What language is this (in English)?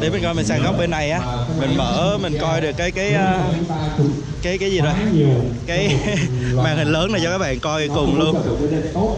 Vietnamese